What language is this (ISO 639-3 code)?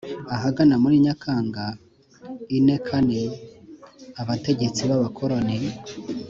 kin